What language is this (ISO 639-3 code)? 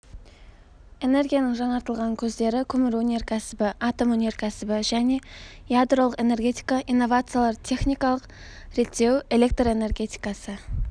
kaz